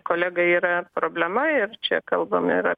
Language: Lithuanian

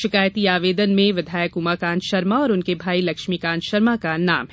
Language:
Hindi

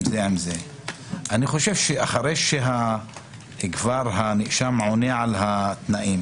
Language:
Hebrew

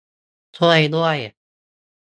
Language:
Thai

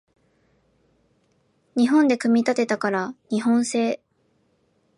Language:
Japanese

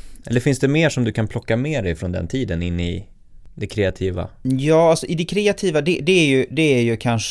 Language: Swedish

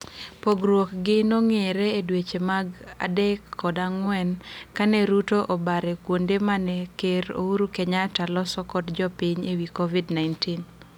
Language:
Luo (Kenya and Tanzania)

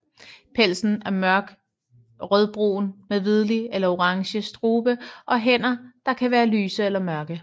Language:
Danish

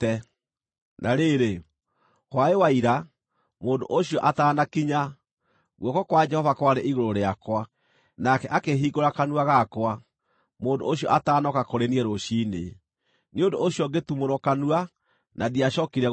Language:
Kikuyu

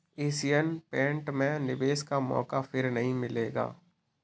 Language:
Hindi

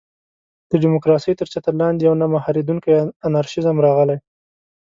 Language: Pashto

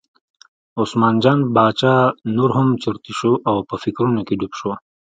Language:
Pashto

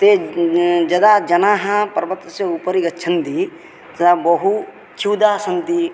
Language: Sanskrit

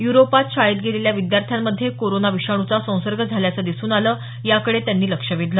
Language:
Marathi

